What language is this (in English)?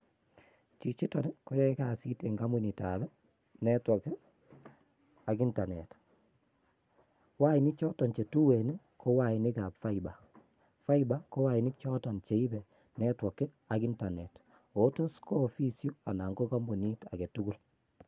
Kalenjin